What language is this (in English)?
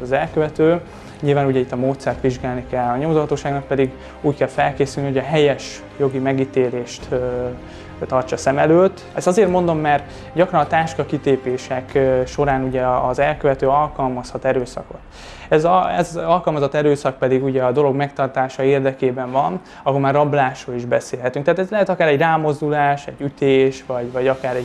Hungarian